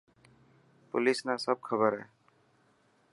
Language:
Dhatki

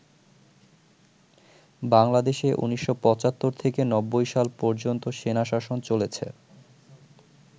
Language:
Bangla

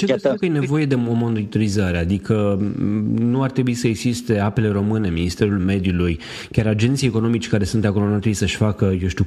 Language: Romanian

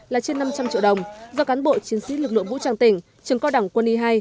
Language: Vietnamese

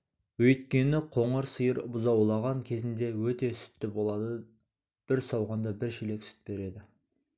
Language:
Kazakh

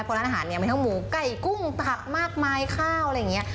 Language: Thai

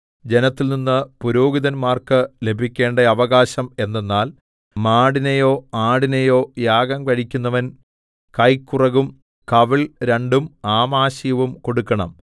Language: Malayalam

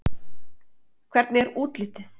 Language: Icelandic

